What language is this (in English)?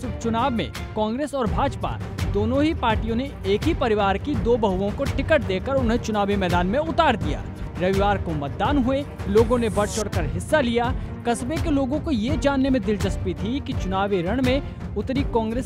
Hindi